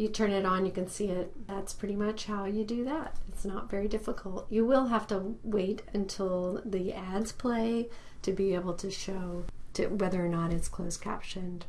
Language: English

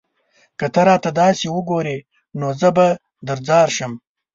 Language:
Pashto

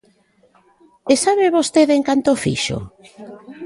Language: Galician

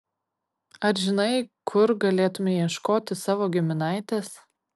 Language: Lithuanian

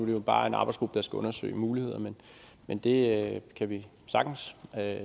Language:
Danish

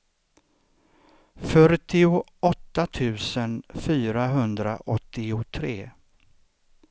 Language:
Swedish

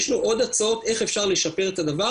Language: Hebrew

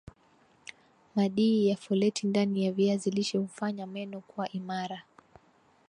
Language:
Swahili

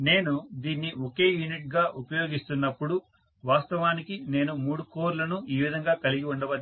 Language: Telugu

